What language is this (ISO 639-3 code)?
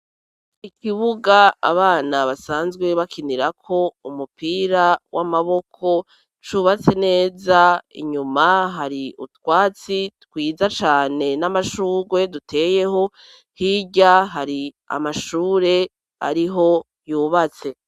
run